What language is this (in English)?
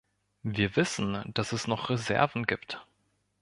German